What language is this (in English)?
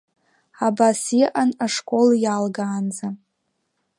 Abkhazian